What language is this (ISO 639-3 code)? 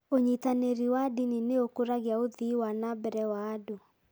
kik